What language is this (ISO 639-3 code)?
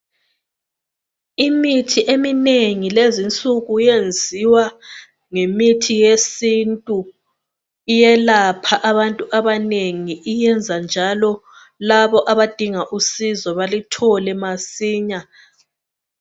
nde